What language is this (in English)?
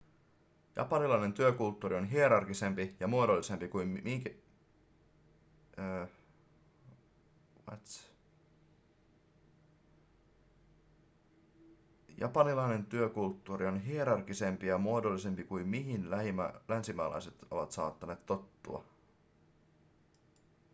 Finnish